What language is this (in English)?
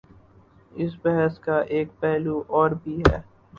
Urdu